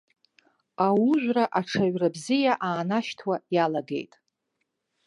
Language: Abkhazian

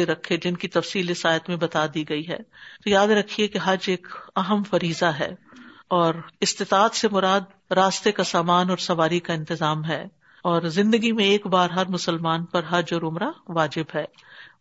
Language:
Urdu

